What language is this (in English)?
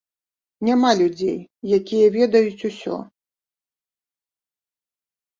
Belarusian